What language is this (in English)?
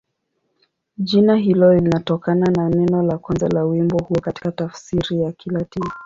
Swahili